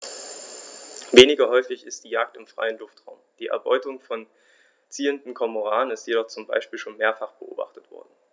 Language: German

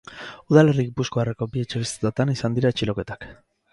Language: Basque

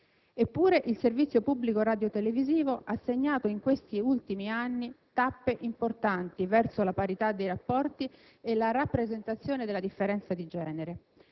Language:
Italian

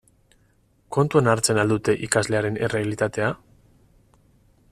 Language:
Basque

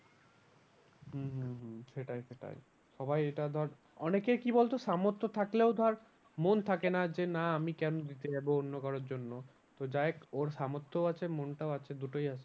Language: Bangla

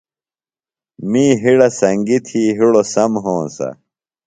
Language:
Phalura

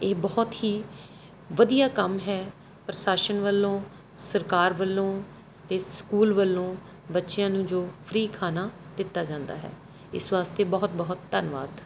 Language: Punjabi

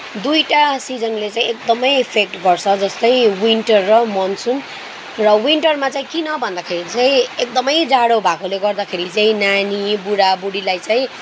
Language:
Nepali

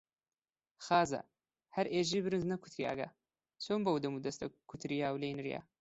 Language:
Central Kurdish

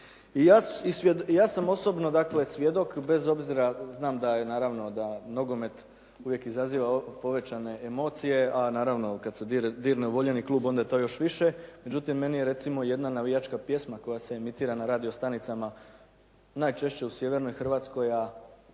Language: Croatian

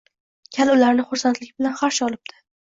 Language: Uzbek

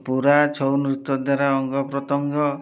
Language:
Odia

